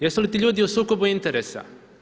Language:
Croatian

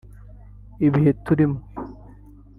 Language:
Kinyarwanda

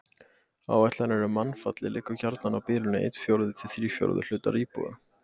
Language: Icelandic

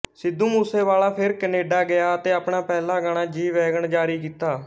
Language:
Punjabi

